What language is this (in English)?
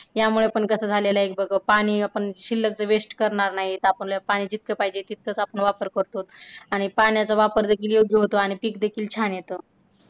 Marathi